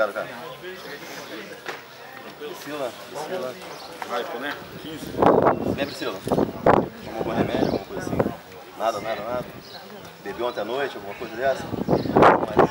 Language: Portuguese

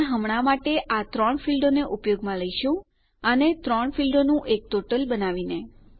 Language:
Gujarati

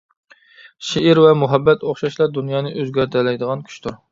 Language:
Uyghur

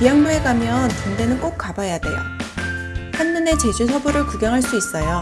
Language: Korean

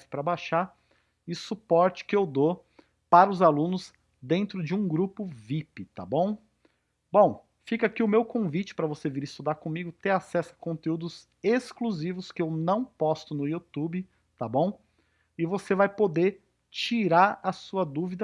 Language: Portuguese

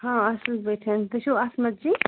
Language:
Kashmiri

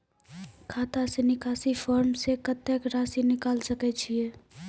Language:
Maithili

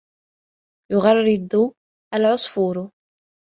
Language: Arabic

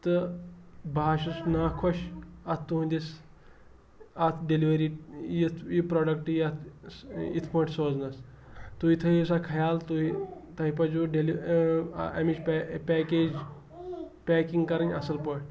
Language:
Kashmiri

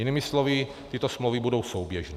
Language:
Czech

